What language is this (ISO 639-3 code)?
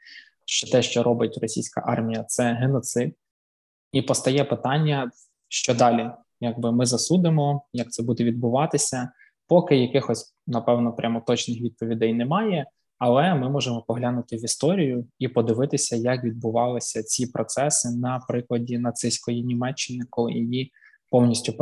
ukr